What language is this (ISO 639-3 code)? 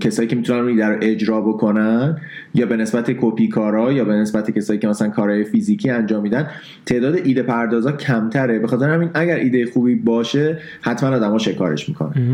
fas